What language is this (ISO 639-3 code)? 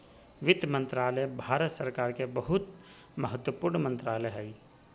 mag